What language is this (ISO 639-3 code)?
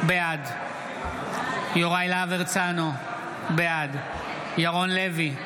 heb